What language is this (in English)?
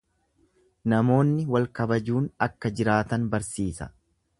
Oromo